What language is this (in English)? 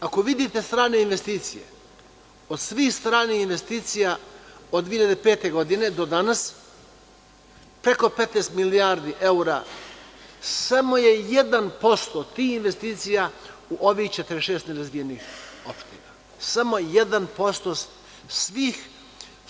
Serbian